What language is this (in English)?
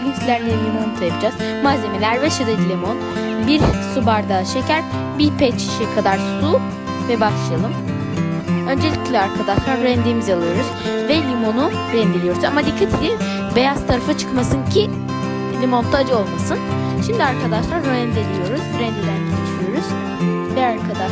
Turkish